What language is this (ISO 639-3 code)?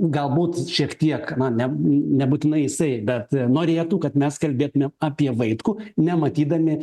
lit